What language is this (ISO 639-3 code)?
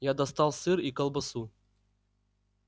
rus